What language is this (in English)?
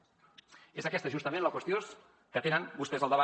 Catalan